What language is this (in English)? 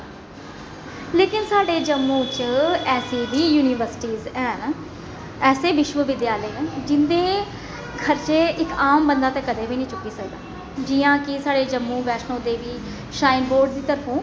Dogri